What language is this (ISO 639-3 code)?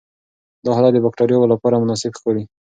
pus